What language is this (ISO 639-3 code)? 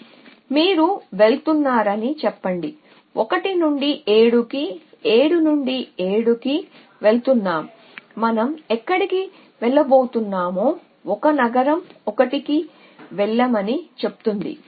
tel